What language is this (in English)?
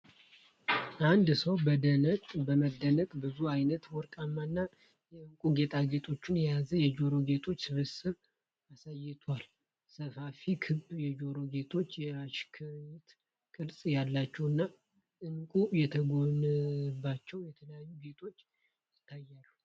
Amharic